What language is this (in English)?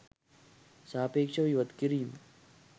Sinhala